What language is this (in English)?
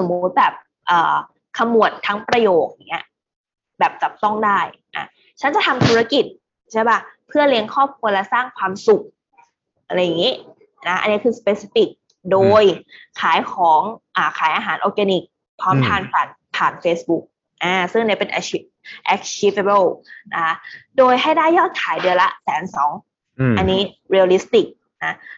Thai